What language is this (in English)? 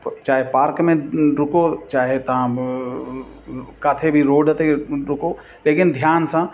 Sindhi